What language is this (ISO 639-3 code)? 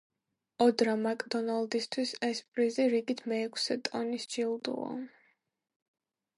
kat